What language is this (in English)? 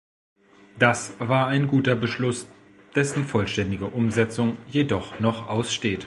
German